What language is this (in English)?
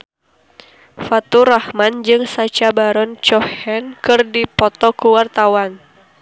Sundanese